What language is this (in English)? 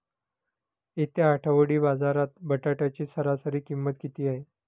Marathi